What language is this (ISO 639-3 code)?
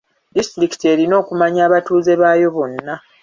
lug